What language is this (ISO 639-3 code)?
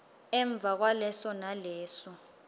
ssw